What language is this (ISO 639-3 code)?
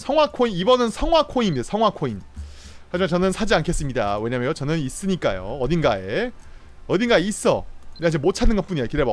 kor